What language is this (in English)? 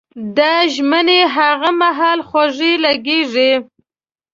Pashto